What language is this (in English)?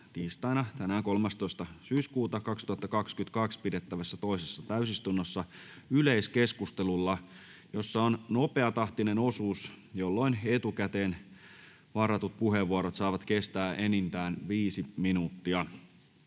Finnish